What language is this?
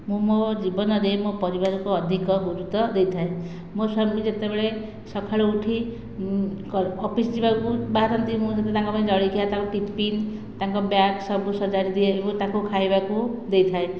Odia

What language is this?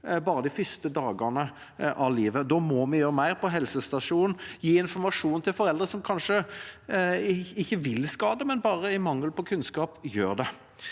Norwegian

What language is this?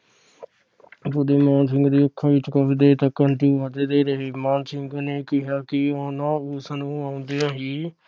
Punjabi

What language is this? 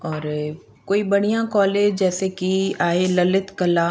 Sindhi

